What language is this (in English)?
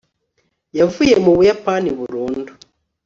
Kinyarwanda